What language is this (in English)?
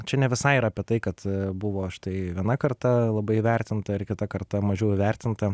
Lithuanian